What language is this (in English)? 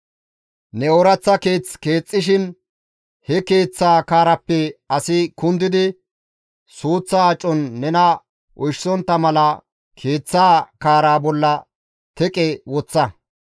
Gamo